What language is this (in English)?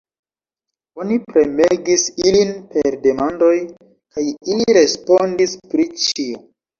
Esperanto